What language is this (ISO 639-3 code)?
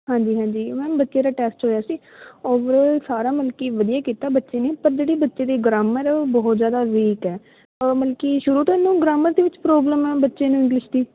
pan